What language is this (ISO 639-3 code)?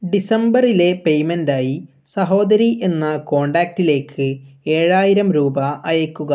mal